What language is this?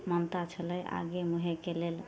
Maithili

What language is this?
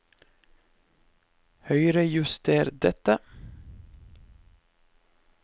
Norwegian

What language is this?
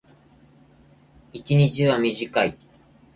Japanese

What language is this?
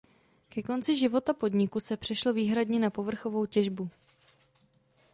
Czech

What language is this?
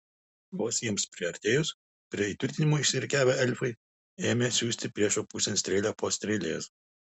Lithuanian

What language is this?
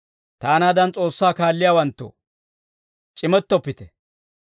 Dawro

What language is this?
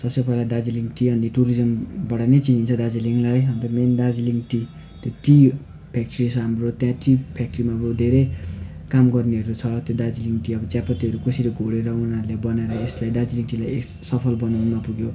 Nepali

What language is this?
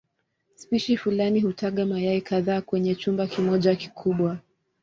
Swahili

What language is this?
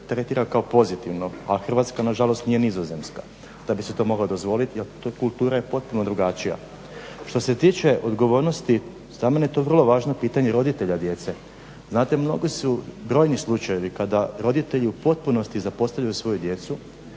Croatian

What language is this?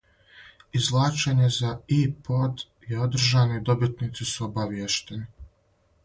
Serbian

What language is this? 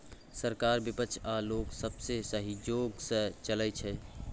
Maithili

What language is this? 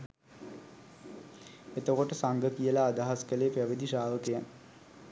Sinhala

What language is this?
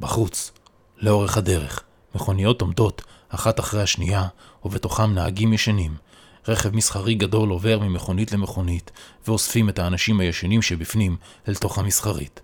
Hebrew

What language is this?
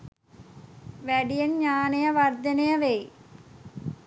Sinhala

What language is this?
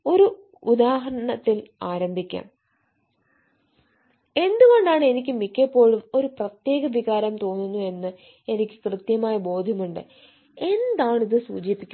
Malayalam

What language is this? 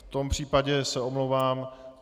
Czech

